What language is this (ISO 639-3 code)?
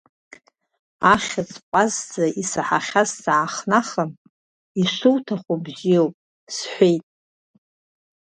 abk